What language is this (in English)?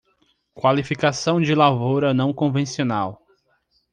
Portuguese